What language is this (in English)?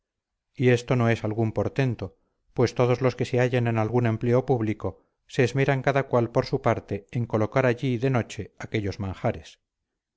Spanish